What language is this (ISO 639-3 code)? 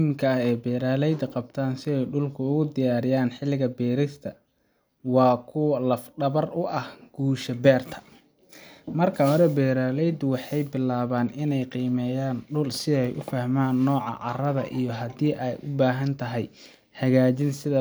som